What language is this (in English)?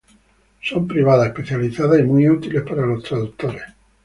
Spanish